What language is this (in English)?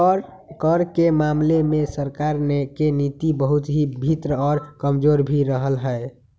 Magahi